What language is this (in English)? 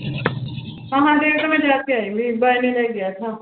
Punjabi